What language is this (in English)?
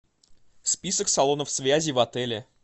Russian